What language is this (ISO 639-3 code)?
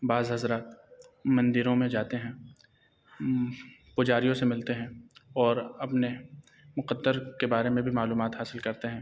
urd